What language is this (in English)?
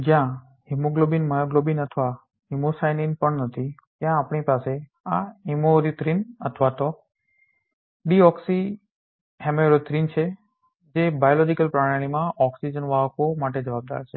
Gujarati